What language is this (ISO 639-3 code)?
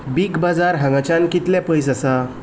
kok